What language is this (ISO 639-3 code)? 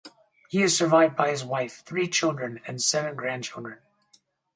eng